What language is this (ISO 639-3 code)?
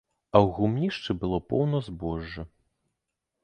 bel